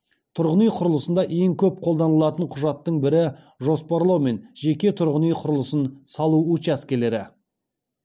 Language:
Kazakh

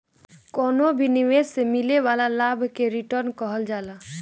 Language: Bhojpuri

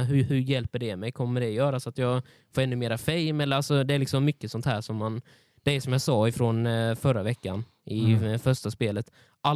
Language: Swedish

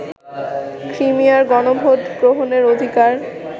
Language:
Bangla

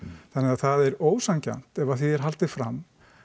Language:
Icelandic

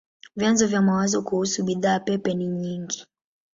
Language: Swahili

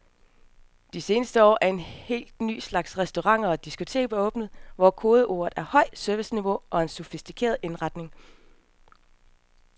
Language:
Danish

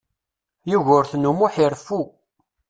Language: Kabyle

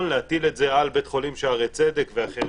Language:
Hebrew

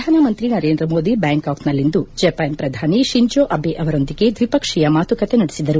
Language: Kannada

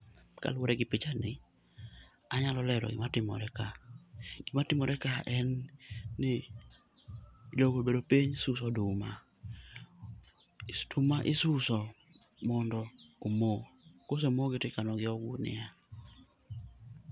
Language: Luo (Kenya and Tanzania)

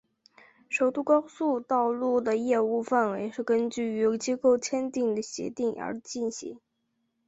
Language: Chinese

